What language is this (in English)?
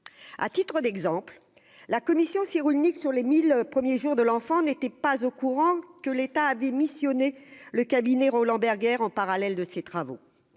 French